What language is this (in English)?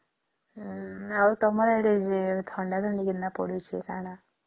Odia